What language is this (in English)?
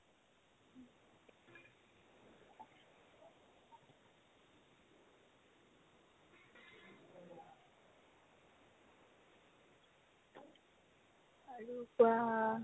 Assamese